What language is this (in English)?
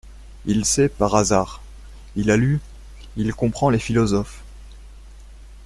French